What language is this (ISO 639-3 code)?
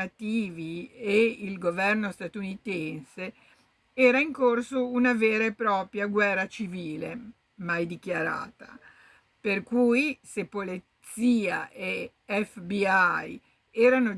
ita